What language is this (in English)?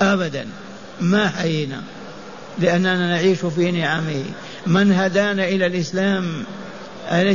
Arabic